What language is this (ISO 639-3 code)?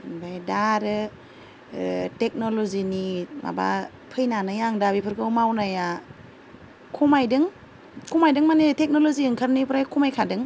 brx